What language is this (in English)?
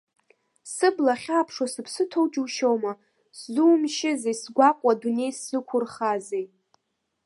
Abkhazian